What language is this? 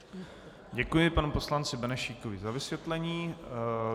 Czech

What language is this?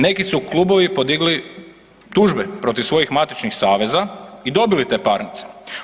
Croatian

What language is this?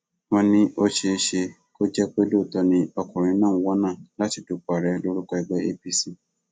Yoruba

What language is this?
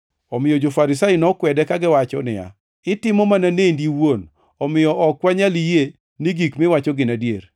Luo (Kenya and Tanzania)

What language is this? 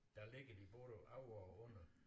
Danish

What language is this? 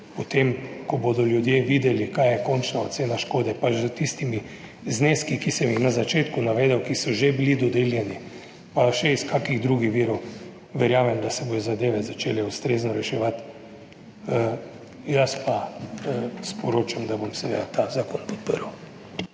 Slovenian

